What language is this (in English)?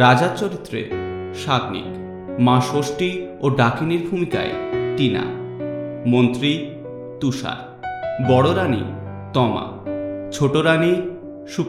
Bangla